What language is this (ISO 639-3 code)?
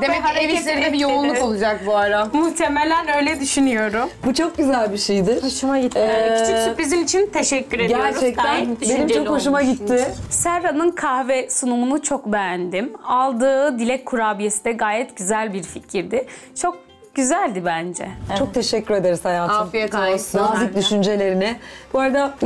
tur